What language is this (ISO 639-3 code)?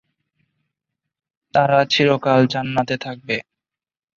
ben